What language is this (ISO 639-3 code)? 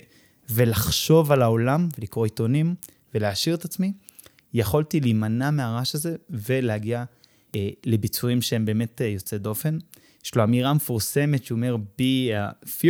heb